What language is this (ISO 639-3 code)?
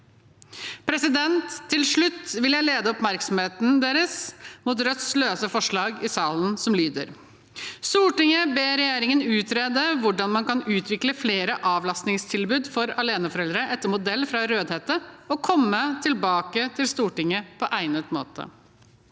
nor